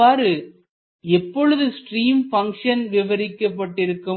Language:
Tamil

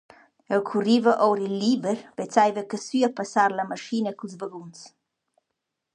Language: Romansh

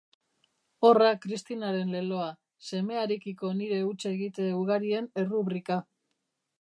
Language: Basque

